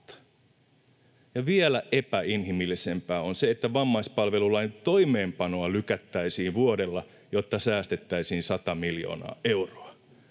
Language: Finnish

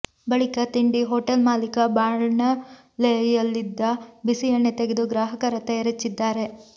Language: Kannada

